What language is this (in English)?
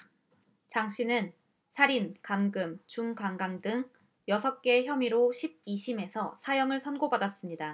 Korean